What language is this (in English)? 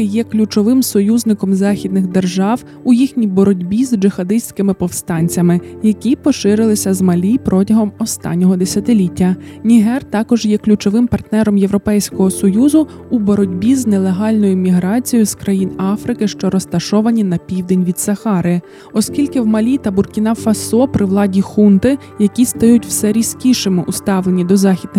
Ukrainian